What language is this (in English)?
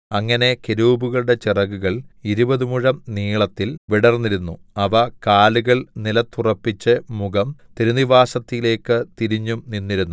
Malayalam